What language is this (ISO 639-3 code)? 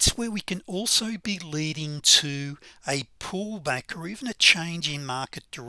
eng